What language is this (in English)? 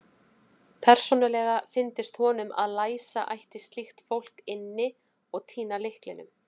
Icelandic